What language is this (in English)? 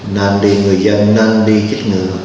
Vietnamese